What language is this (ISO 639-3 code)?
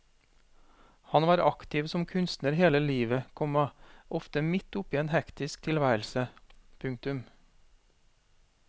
nor